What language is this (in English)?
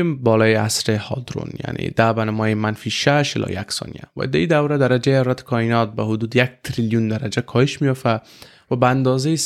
Persian